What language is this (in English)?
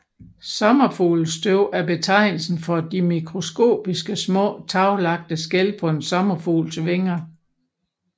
Danish